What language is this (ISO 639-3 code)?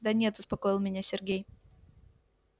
rus